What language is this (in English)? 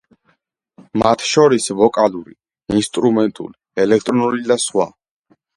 Georgian